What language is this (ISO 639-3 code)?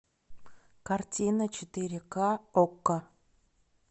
rus